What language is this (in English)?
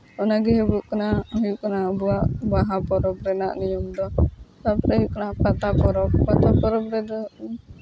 Santali